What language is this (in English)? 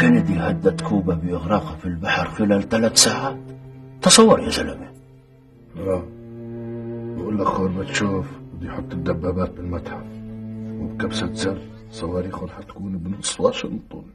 Arabic